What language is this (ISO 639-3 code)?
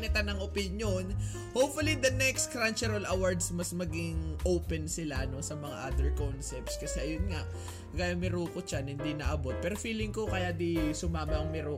fil